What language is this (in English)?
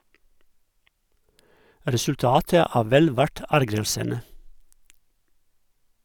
Norwegian